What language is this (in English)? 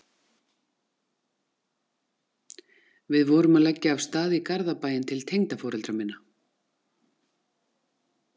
Icelandic